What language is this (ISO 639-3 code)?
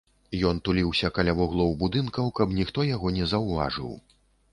bel